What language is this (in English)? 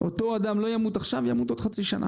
Hebrew